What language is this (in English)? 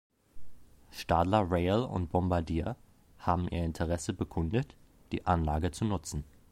German